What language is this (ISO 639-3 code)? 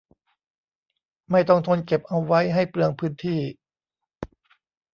tha